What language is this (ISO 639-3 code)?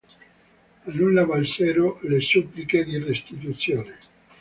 ita